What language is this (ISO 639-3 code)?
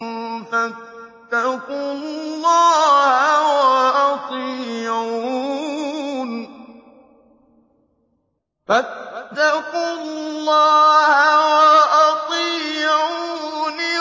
ara